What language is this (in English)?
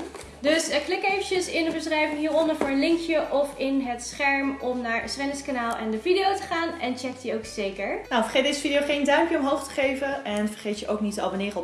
Dutch